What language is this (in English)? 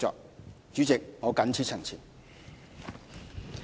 Cantonese